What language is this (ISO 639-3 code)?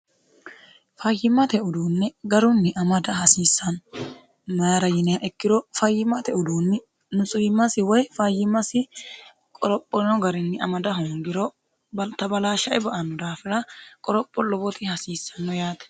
sid